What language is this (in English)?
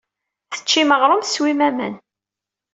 Kabyle